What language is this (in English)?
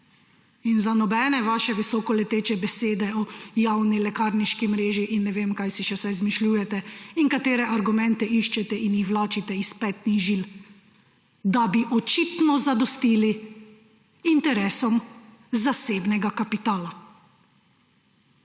Slovenian